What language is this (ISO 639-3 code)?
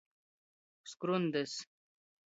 ltg